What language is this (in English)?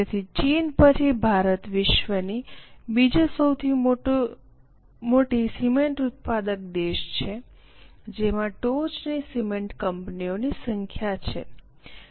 Gujarati